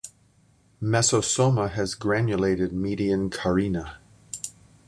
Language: English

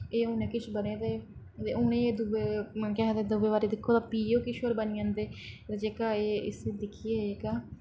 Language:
Dogri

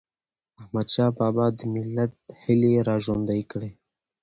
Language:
Pashto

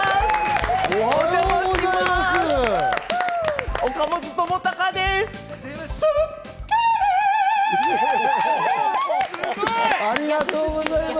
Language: Japanese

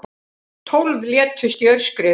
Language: Icelandic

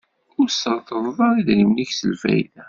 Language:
Kabyle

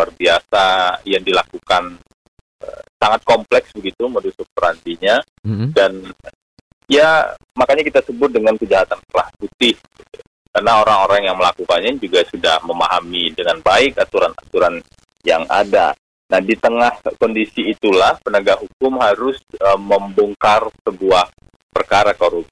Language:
Indonesian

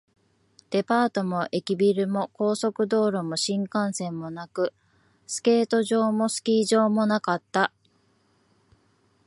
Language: Japanese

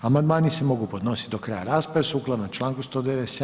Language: Croatian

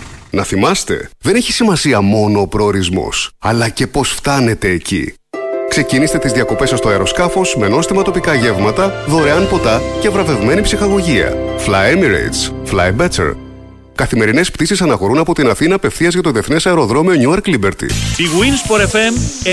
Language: Greek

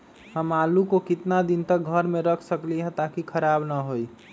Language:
Magahi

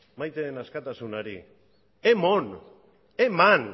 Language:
Basque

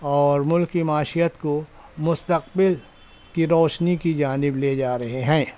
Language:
Urdu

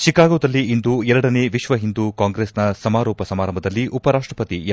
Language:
Kannada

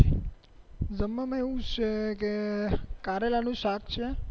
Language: Gujarati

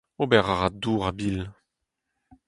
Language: Breton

